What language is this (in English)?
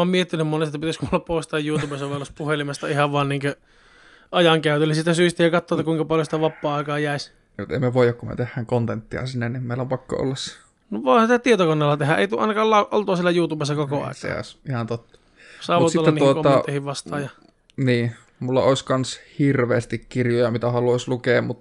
Finnish